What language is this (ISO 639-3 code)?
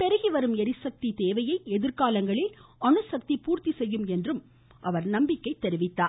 tam